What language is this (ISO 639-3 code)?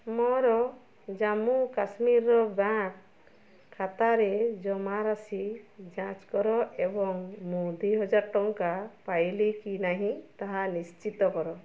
ori